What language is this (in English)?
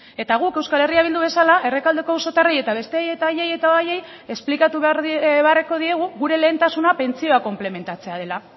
Basque